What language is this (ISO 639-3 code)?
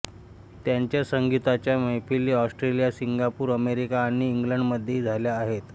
mar